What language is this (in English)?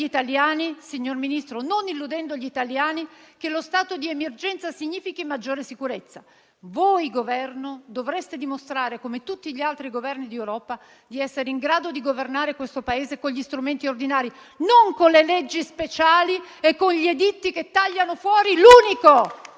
Italian